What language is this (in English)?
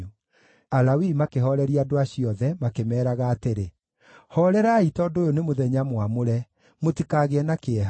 Kikuyu